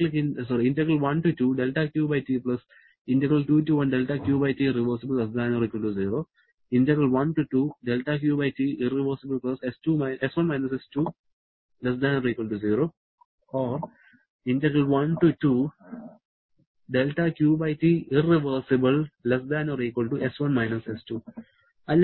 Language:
Malayalam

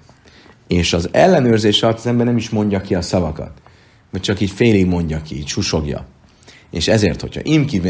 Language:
Hungarian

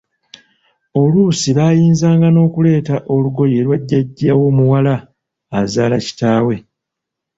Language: Ganda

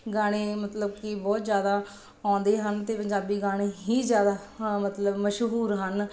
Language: Punjabi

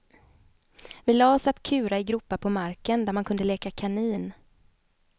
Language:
Swedish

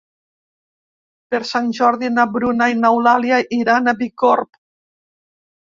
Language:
Catalan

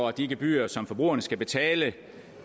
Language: Danish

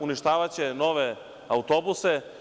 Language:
Serbian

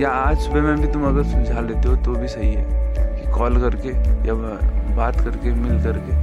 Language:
Hindi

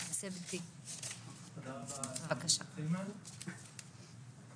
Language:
Hebrew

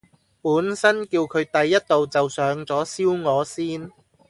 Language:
Cantonese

